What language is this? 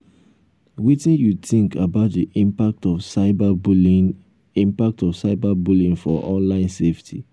Nigerian Pidgin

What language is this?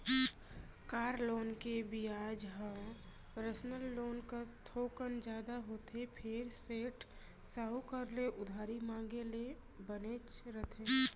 Chhattisgarhi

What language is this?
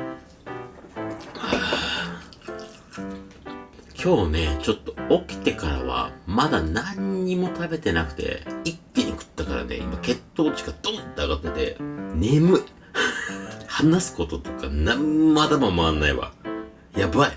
Japanese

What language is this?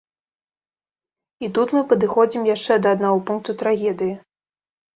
Belarusian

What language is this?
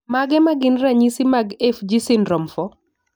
Luo (Kenya and Tanzania)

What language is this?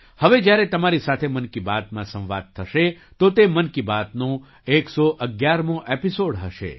Gujarati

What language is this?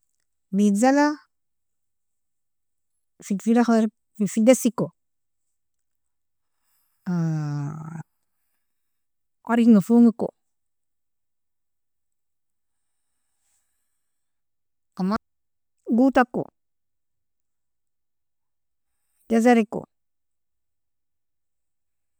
Nobiin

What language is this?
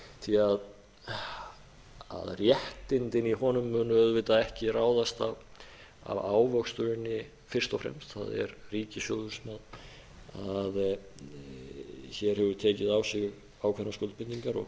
Icelandic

